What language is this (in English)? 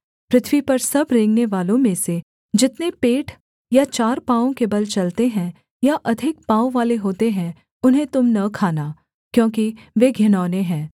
Hindi